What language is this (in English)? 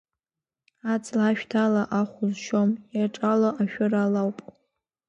Abkhazian